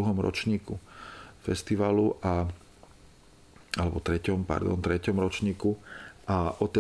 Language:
Slovak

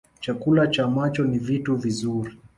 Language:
Swahili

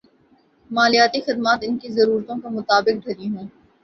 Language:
Urdu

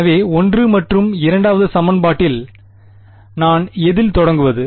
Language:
Tamil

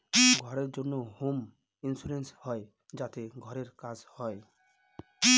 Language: Bangla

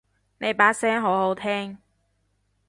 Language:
Cantonese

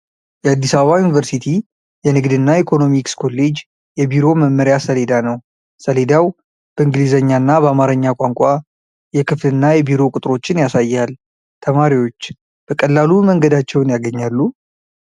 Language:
Amharic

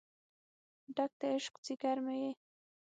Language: Pashto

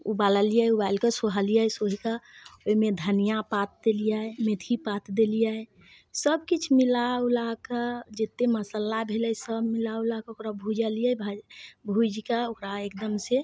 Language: Maithili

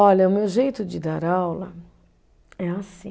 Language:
Portuguese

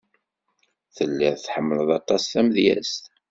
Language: Kabyle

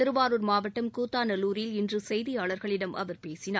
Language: Tamil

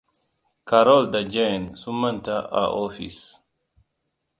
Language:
Hausa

